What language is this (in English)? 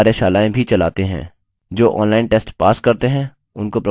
Hindi